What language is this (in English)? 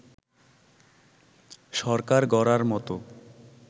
Bangla